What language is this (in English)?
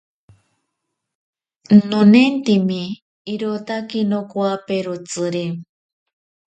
Ashéninka Perené